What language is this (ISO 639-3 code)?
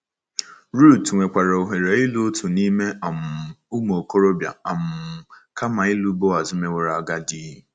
ibo